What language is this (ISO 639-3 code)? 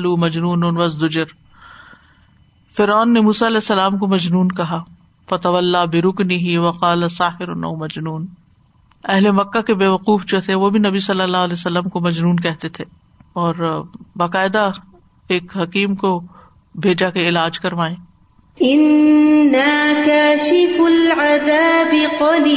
urd